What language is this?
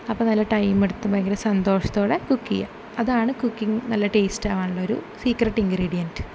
Malayalam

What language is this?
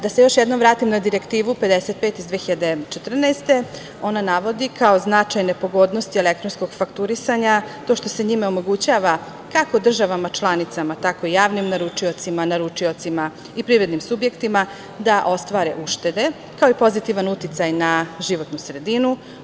Serbian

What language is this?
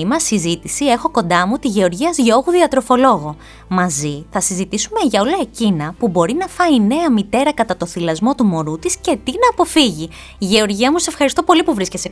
Greek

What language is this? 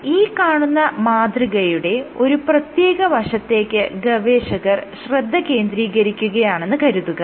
Malayalam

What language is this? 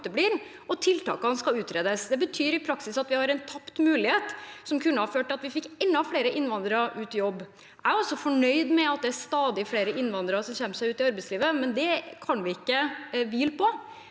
Norwegian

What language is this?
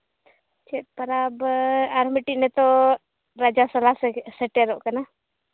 Santali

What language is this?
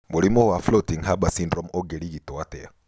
Kikuyu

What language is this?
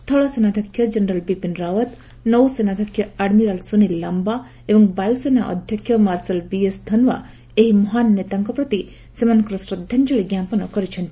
Odia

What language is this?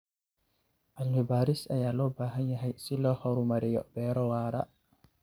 Somali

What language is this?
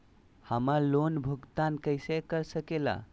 Magahi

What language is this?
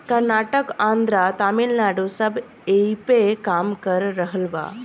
Bhojpuri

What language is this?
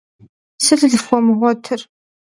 Kabardian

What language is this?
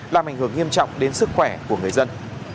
Vietnamese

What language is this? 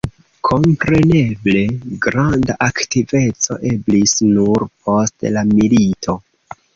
Esperanto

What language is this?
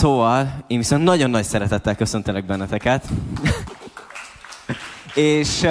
Hungarian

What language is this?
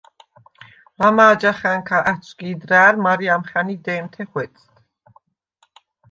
Svan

